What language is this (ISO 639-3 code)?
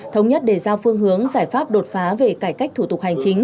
vie